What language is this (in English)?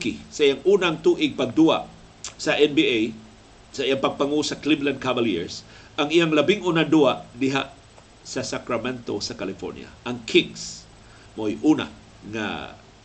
Filipino